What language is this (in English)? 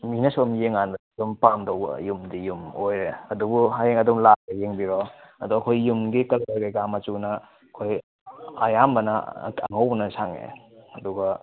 Manipuri